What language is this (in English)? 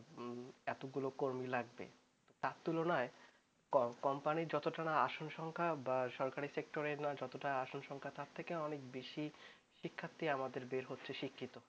Bangla